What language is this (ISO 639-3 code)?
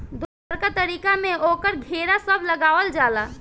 bho